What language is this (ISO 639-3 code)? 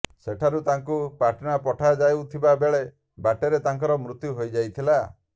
ori